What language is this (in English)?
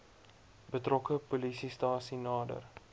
Afrikaans